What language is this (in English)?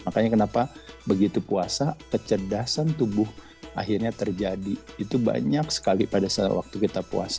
Indonesian